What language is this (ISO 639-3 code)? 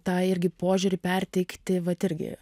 lit